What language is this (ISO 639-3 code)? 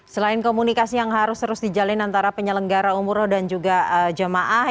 ind